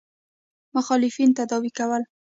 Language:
Pashto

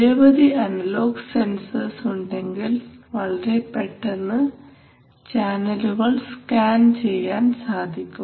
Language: Malayalam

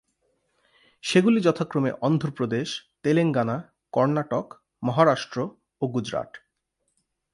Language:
Bangla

